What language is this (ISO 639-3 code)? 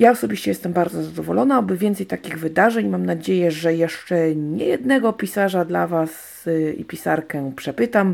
pol